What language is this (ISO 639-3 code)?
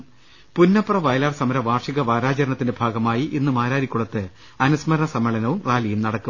mal